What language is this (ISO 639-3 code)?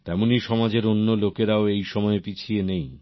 ben